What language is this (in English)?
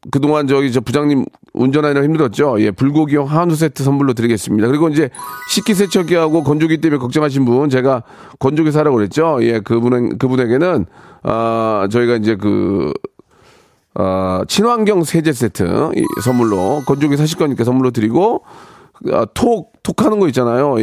Korean